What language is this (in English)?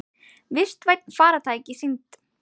Icelandic